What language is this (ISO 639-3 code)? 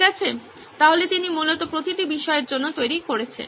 ben